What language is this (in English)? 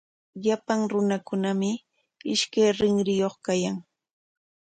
Corongo Ancash Quechua